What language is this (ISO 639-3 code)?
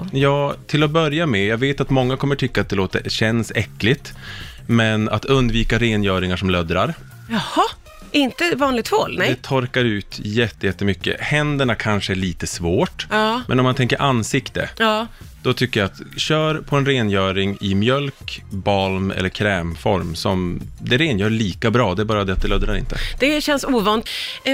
swe